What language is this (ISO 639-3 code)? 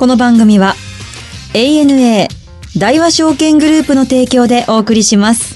jpn